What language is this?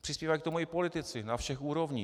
Czech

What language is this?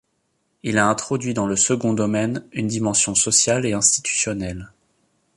French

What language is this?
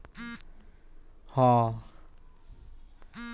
Bhojpuri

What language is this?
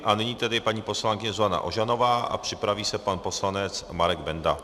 Czech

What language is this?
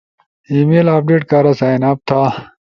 Ushojo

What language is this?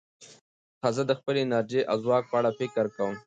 Pashto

